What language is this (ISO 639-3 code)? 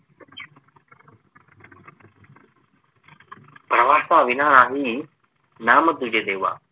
mar